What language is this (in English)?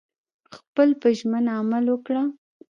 Pashto